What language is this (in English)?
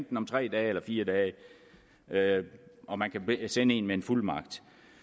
Danish